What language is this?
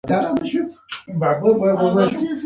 Pashto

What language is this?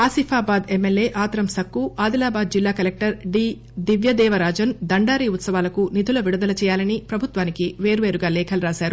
Telugu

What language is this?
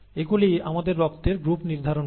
Bangla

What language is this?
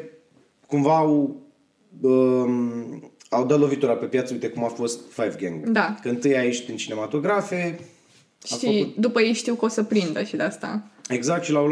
Romanian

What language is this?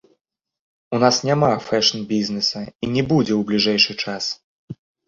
Belarusian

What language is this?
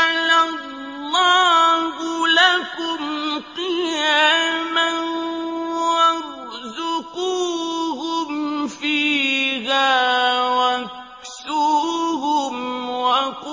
Arabic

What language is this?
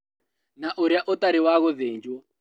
Kikuyu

